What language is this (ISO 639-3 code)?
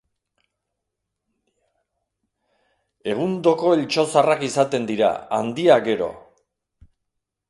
eus